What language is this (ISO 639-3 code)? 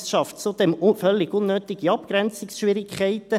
gsw